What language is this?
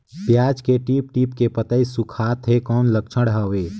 Chhattisgarhi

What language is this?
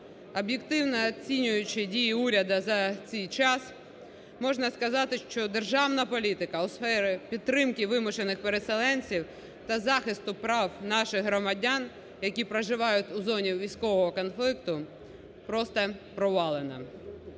Ukrainian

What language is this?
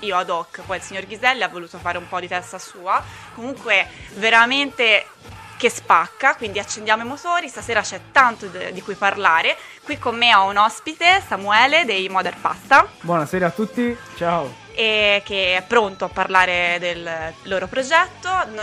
Italian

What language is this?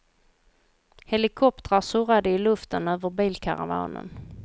Swedish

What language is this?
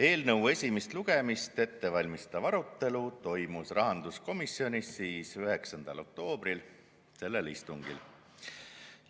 Estonian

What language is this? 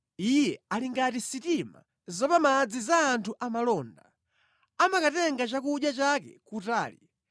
Nyanja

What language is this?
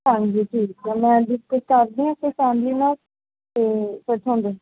Punjabi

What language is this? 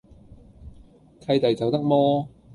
Cantonese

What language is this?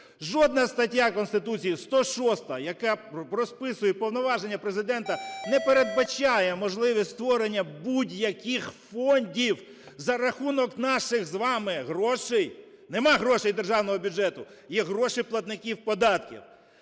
Ukrainian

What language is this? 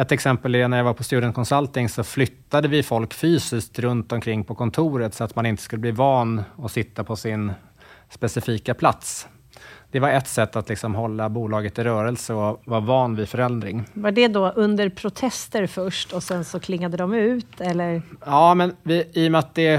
Swedish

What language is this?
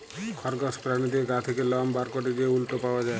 Bangla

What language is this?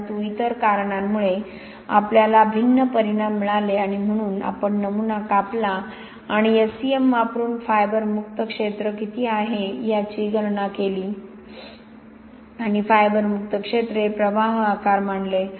Marathi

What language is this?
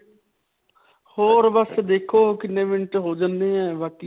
Punjabi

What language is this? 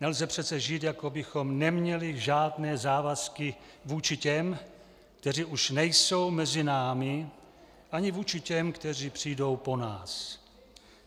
Czech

